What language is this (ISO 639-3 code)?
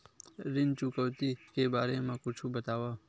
hne